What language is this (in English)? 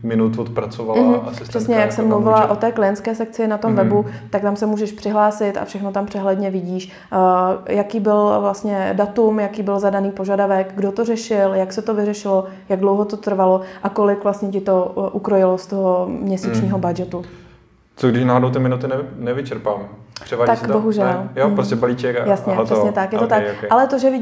Czech